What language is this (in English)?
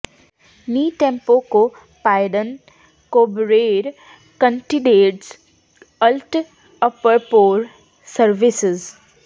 Punjabi